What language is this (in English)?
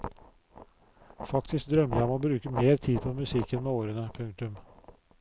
Norwegian